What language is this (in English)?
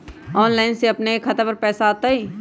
Magahi